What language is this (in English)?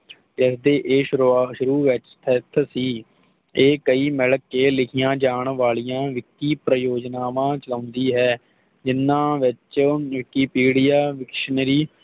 Punjabi